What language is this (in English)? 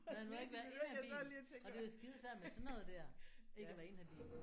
Danish